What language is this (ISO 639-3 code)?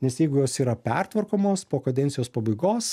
lit